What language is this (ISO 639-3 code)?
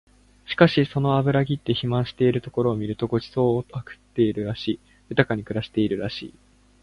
jpn